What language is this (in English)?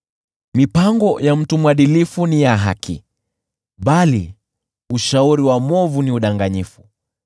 Swahili